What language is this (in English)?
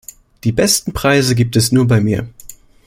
German